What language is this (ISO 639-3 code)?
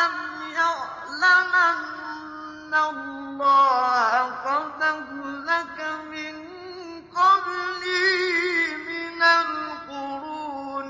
ara